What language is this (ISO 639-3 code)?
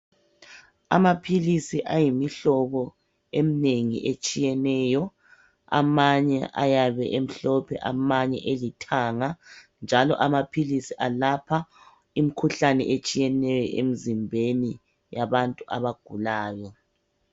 nde